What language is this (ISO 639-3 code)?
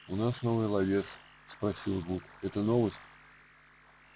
rus